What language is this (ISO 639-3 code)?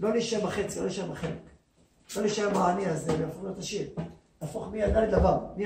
heb